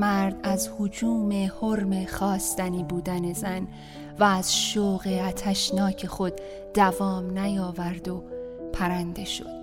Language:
Persian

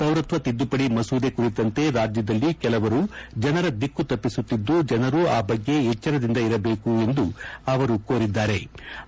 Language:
Kannada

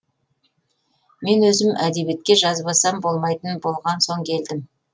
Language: Kazakh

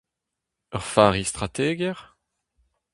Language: Breton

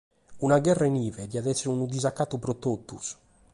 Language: Sardinian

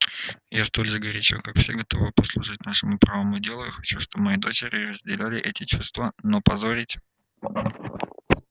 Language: Russian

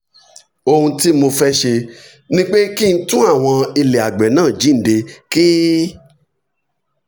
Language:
Yoruba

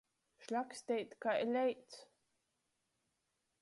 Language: Latgalian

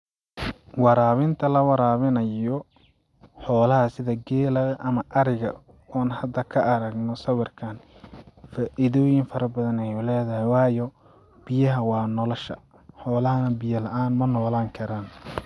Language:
Somali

